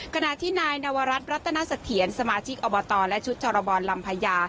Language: Thai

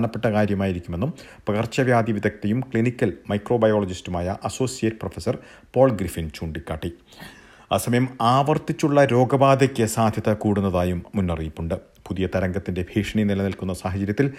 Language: Malayalam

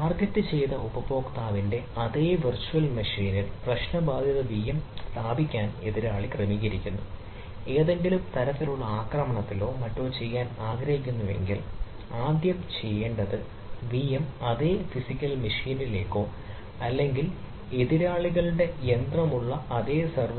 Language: Malayalam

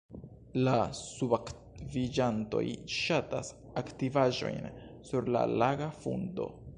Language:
Esperanto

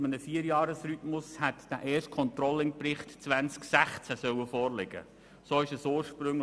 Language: Swiss German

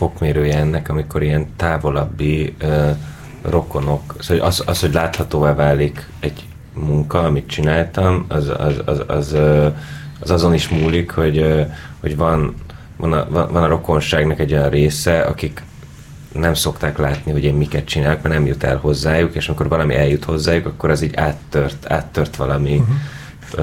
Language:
Hungarian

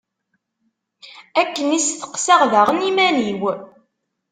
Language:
Kabyle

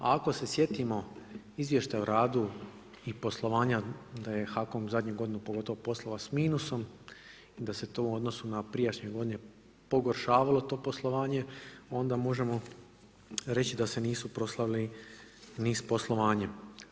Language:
Croatian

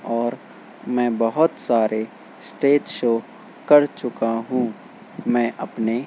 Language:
Urdu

